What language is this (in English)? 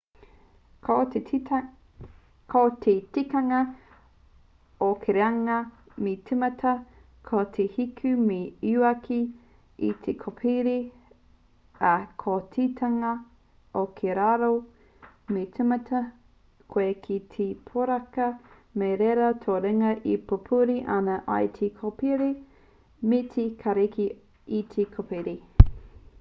Māori